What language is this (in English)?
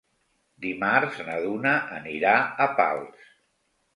Catalan